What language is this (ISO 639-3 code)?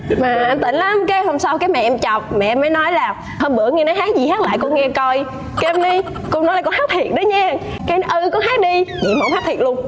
vie